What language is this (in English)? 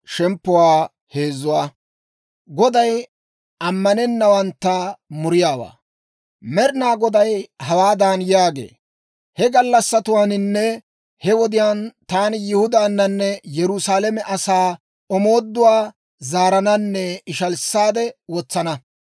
Dawro